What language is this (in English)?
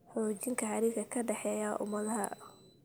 Somali